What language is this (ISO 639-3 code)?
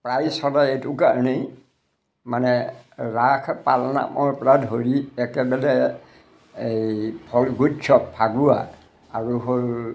asm